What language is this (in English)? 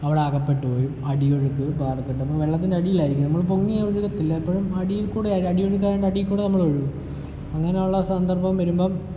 Malayalam